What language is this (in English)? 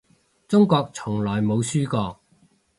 Cantonese